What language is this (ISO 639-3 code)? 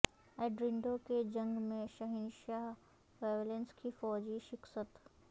urd